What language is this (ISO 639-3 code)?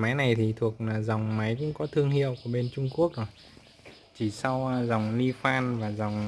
vie